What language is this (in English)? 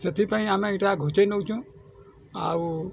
Odia